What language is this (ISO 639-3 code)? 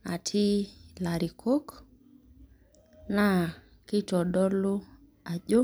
mas